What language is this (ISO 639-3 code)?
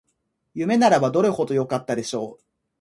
jpn